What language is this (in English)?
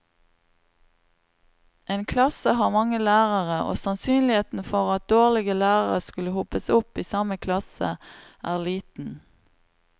Norwegian